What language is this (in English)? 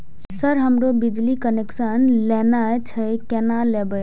Maithili